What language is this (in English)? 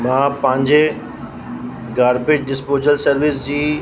Sindhi